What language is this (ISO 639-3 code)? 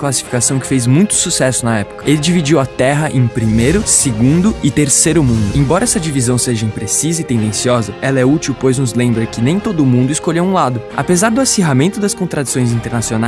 por